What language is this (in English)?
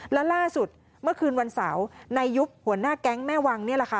Thai